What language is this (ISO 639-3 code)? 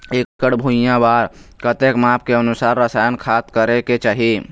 hne